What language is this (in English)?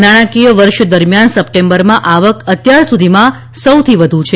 Gujarati